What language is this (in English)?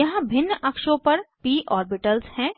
Hindi